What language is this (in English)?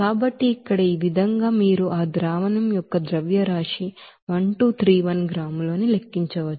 Telugu